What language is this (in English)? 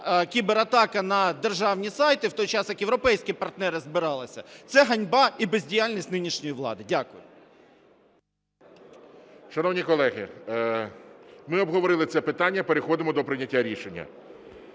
Ukrainian